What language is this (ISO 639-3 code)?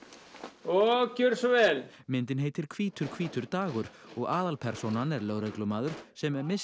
isl